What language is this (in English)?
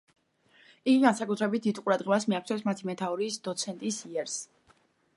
Georgian